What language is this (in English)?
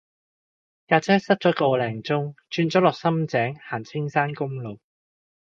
Cantonese